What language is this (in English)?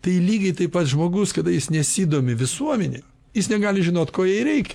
Lithuanian